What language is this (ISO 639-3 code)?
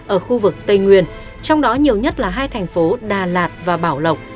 vie